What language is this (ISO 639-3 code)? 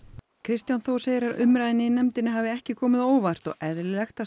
isl